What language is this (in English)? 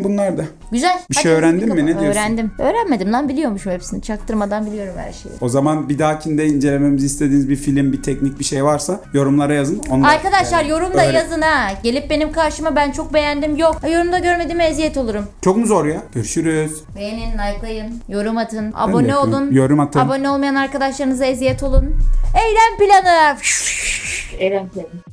Turkish